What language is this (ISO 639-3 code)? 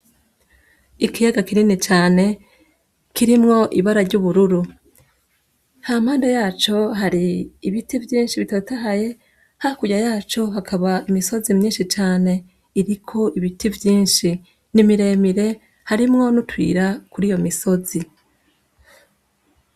run